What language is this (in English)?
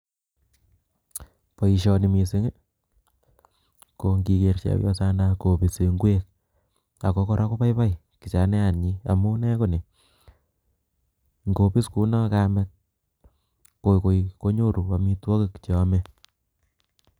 Kalenjin